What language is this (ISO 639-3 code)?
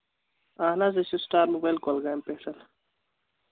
kas